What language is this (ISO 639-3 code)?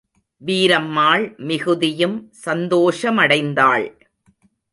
tam